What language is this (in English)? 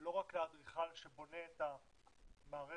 Hebrew